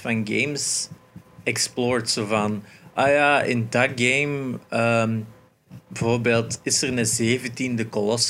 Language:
Dutch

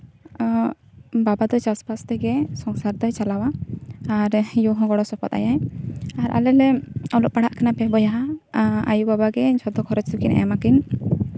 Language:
Santali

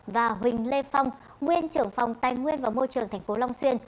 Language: Vietnamese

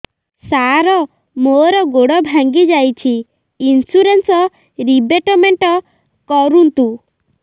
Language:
Odia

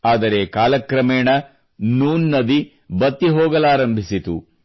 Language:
Kannada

